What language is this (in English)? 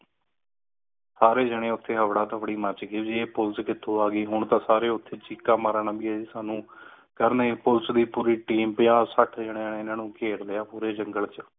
Punjabi